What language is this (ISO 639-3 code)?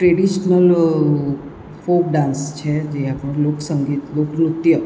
guj